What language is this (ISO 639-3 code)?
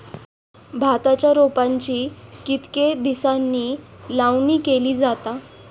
mar